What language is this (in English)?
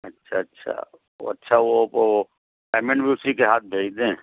Urdu